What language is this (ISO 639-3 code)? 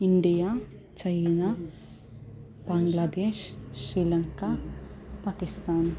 san